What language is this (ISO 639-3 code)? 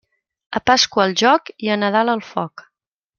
cat